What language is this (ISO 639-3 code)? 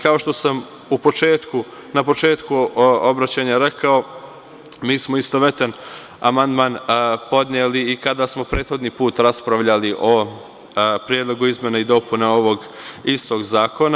srp